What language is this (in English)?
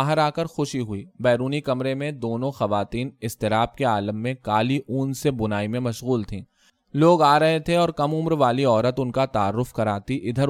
Urdu